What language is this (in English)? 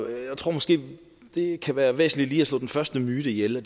Danish